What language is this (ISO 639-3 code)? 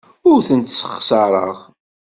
kab